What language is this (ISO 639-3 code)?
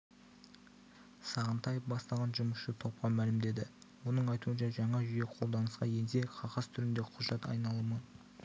kaz